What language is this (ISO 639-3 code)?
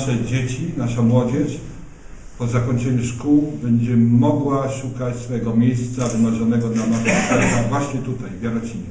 pol